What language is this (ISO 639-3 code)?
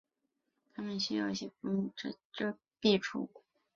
zho